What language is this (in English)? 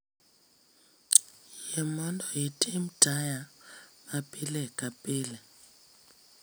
Luo (Kenya and Tanzania)